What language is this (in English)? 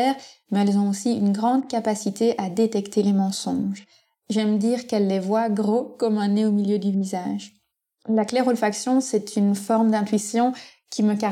French